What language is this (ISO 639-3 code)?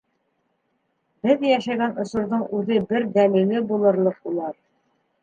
bak